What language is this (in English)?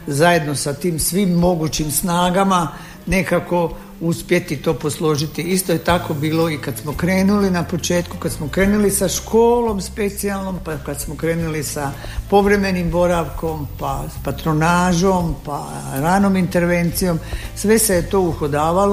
Croatian